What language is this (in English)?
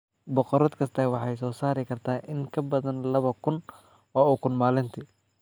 Somali